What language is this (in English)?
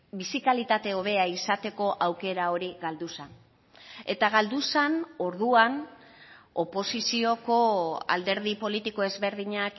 Basque